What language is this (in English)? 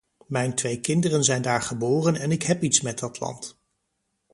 Dutch